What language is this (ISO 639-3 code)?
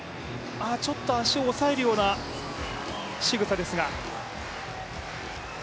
jpn